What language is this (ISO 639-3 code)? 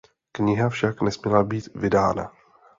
ces